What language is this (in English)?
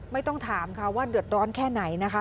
Thai